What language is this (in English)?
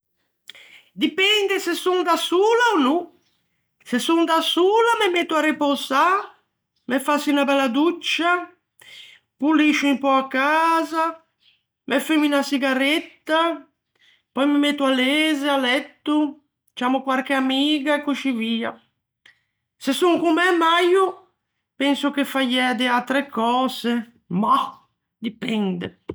Ligurian